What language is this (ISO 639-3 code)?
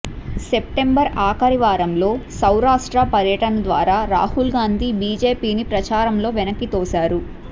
tel